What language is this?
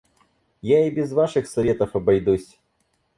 Russian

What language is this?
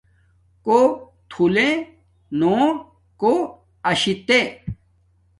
Domaaki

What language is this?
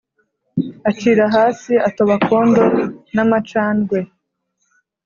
Kinyarwanda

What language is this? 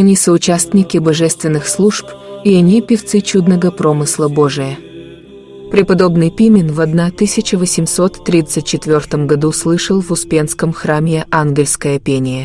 Russian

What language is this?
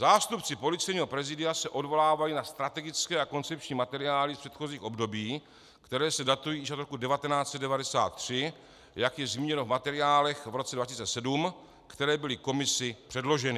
Czech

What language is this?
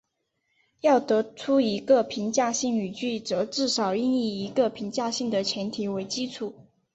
Chinese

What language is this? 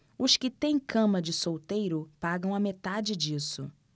Portuguese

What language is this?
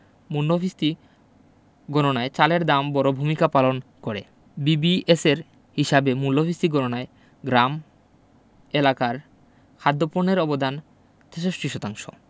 Bangla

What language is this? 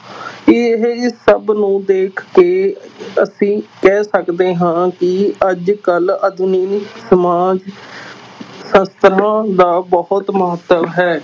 Punjabi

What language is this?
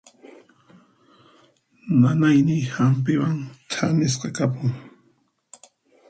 Puno Quechua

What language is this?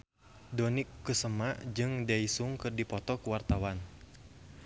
Sundanese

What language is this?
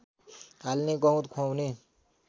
Nepali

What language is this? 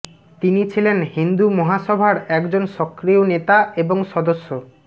Bangla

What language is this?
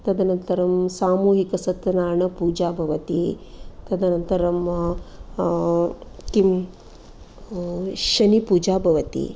Sanskrit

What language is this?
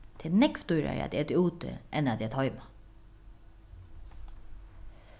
Faroese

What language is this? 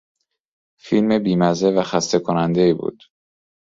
Persian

